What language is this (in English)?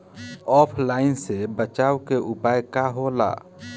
Bhojpuri